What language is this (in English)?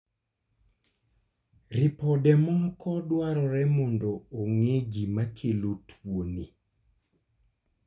Luo (Kenya and Tanzania)